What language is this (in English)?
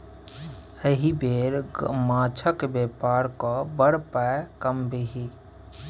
Maithili